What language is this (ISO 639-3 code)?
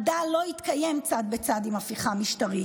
heb